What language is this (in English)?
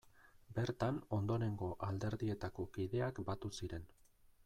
Basque